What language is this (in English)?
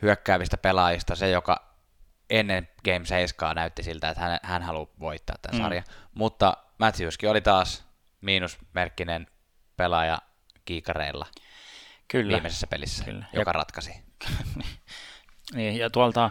Finnish